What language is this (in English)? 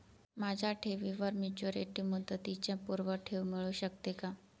Marathi